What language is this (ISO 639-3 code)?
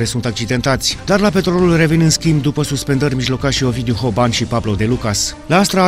ron